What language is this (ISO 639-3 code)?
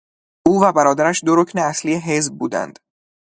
fas